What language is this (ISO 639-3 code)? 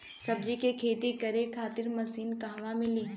bho